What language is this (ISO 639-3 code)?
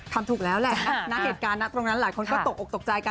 tha